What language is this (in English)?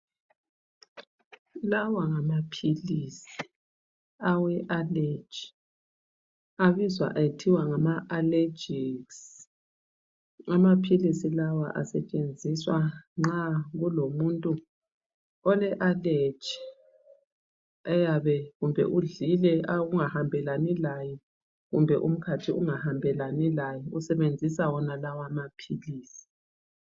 North Ndebele